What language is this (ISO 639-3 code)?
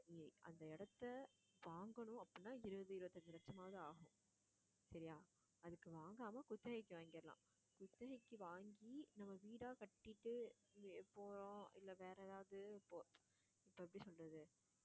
tam